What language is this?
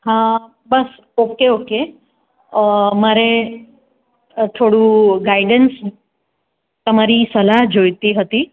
Gujarati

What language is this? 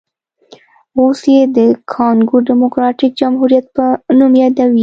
Pashto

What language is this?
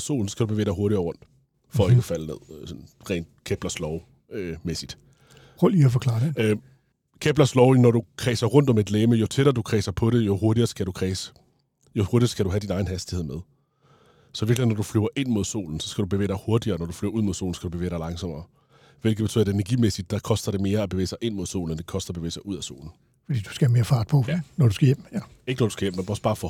Danish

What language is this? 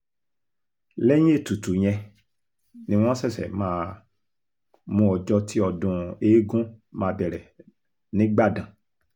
Yoruba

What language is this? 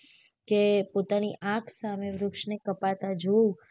Gujarati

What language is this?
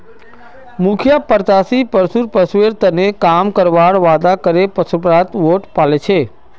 Magahi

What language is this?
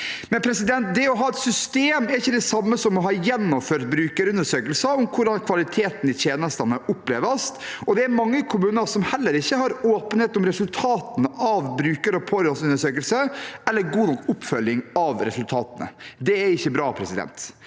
Norwegian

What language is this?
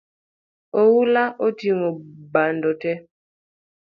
Luo (Kenya and Tanzania)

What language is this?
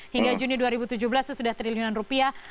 Indonesian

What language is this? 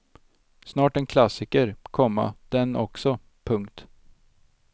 Swedish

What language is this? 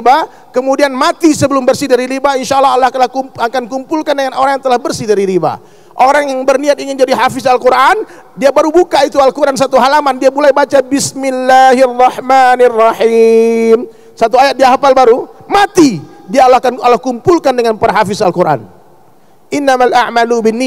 Indonesian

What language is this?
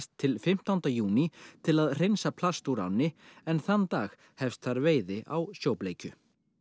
Icelandic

